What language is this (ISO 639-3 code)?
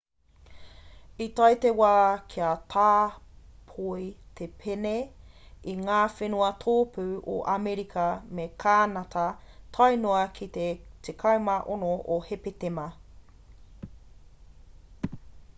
mri